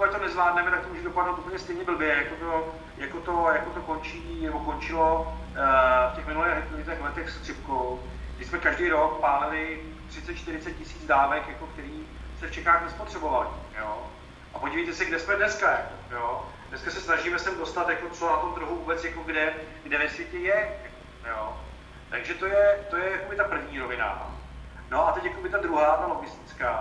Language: Czech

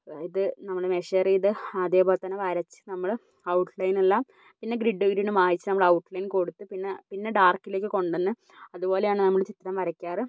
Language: Malayalam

